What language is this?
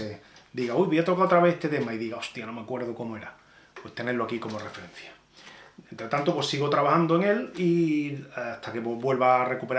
Spanish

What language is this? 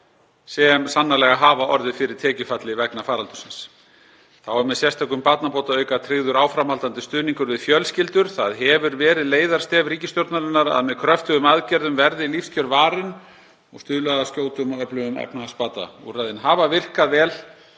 Icelandic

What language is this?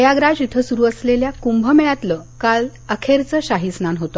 Marathi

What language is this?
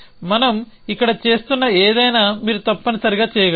Telugu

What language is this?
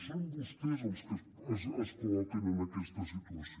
Catalan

